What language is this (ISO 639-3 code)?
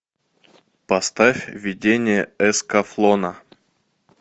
rus